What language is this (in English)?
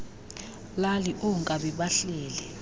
Xhosa